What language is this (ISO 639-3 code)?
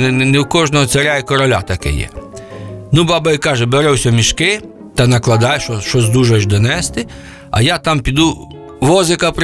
ukr